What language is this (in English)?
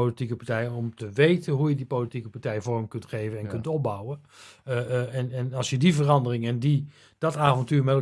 Dutch